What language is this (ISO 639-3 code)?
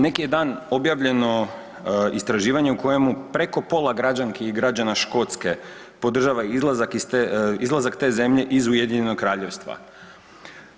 hrv